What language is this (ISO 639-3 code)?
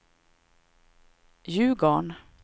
swe